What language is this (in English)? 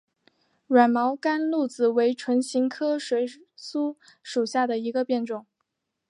Chinese